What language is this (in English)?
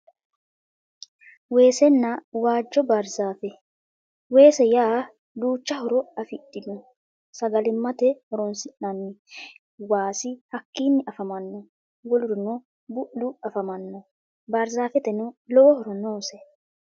Sidamo